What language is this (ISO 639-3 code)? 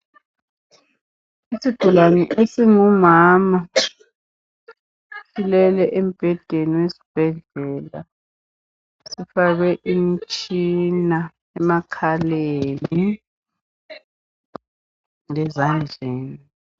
nde